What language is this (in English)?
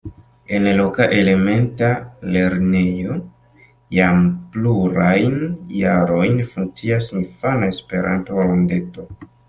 Esperanto